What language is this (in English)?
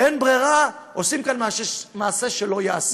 Hebrew